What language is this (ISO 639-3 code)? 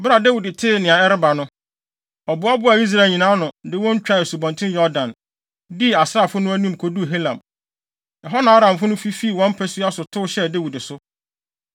aka